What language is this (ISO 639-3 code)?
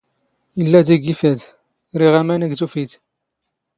zgh